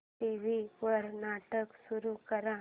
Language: Marathi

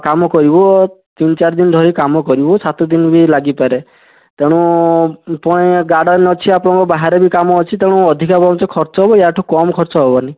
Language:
Odia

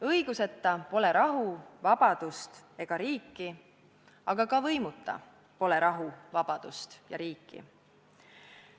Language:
Estonian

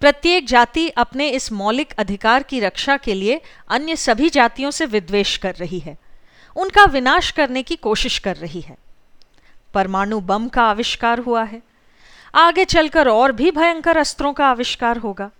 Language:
Hindi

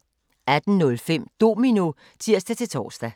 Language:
Danish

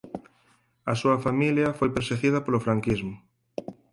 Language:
Galician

